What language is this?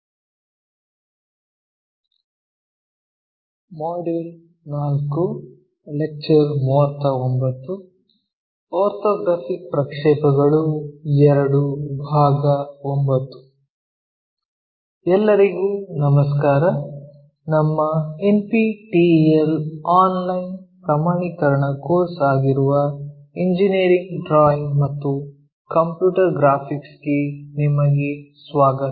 Kannada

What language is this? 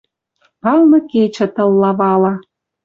Western Mari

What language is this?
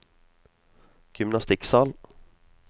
Norwegian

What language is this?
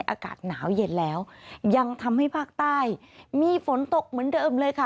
Thai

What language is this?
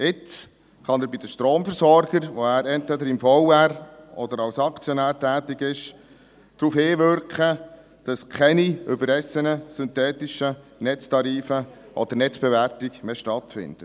Swiss German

